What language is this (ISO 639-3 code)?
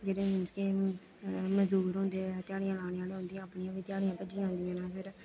doi